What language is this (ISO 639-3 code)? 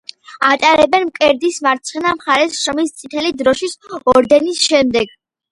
kat